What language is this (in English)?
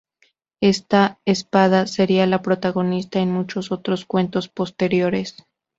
Spanish